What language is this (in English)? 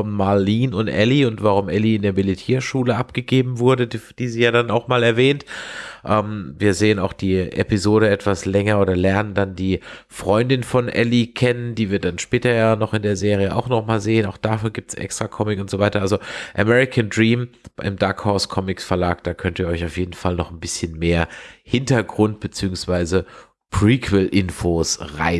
German